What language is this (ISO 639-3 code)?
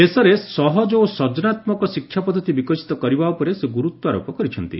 ori